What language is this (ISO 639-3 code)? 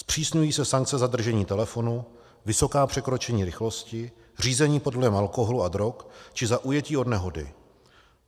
ces